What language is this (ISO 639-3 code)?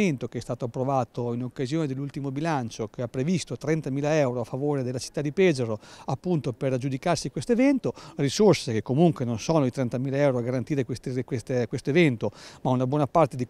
ita